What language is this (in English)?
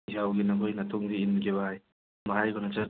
Manipuri